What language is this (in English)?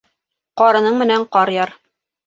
Bashkir